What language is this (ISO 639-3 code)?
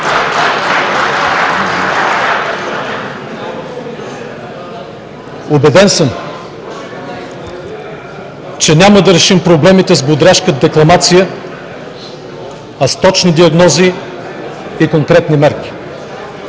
bul